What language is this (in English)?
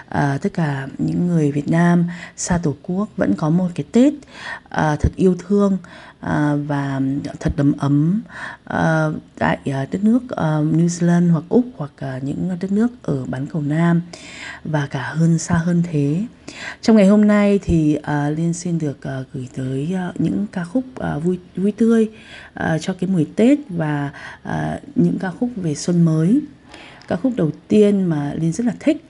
Vietnamese